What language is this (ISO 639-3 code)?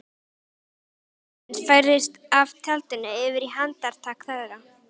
isl